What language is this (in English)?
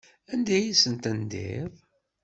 Kabyle